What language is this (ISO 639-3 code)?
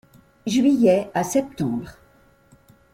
fra